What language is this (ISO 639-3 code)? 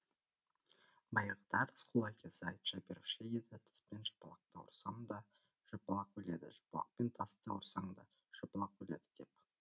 kaz